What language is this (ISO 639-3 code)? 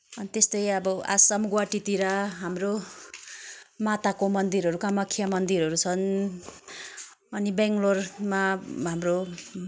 nep